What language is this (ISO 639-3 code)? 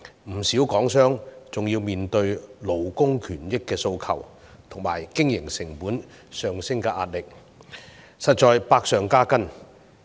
yue